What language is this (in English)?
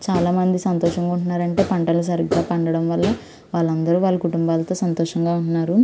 Telugu